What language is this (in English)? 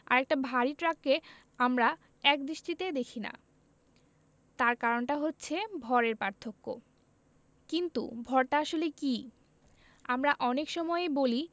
Bangla